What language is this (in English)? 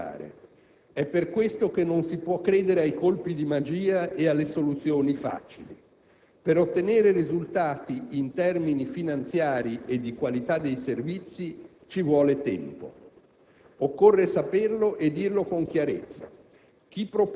Italian